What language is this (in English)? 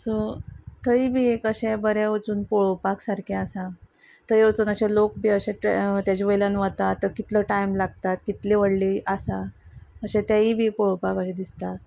Konkani